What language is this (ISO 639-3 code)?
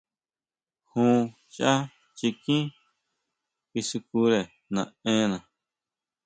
mau